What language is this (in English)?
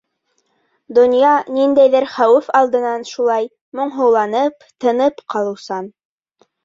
Bashkir